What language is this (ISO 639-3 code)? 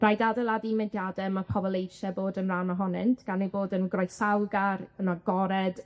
cym